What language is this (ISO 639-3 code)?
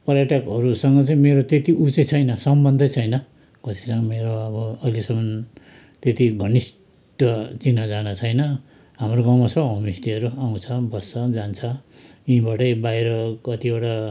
nep